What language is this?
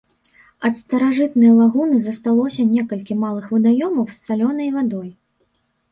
Belarusian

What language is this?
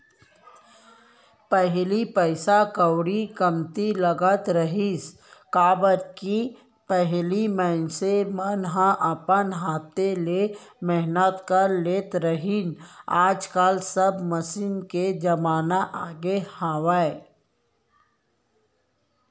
Chhattisgarhi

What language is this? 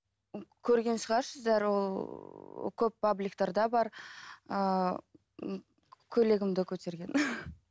Kazakh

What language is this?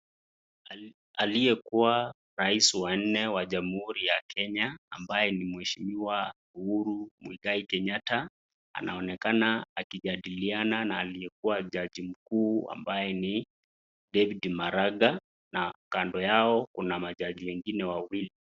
Swahili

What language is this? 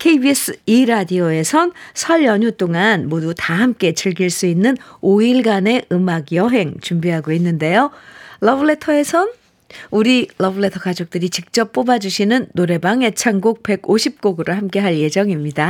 Korean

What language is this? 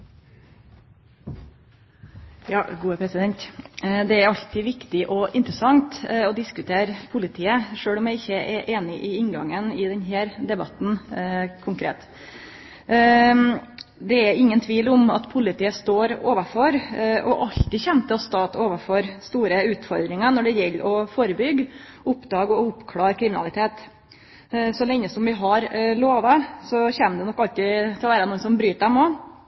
Norwegian Nynorsk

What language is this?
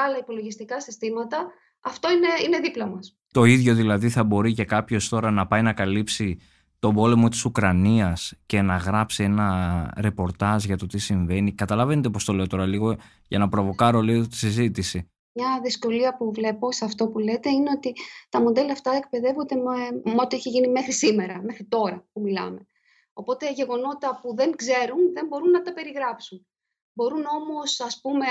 Greek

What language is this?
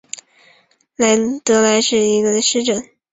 Chinese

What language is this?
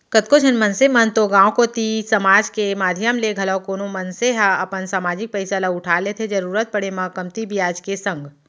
Chhattisgarhi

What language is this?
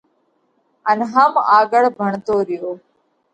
Parkari Koli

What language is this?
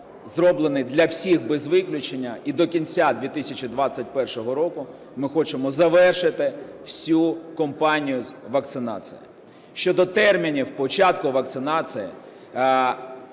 Ukrainian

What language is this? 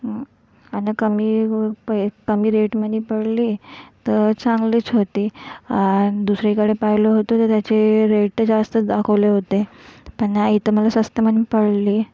Marathi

